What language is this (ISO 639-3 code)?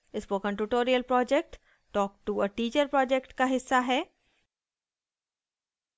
hin